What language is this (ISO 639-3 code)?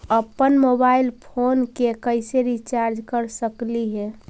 mag